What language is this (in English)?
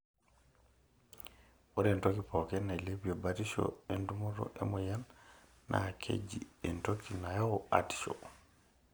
Masai